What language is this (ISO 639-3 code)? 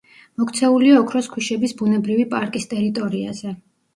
kat